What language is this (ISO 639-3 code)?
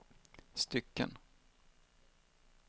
swe